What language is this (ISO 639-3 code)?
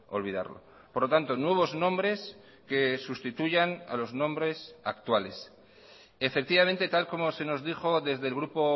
spa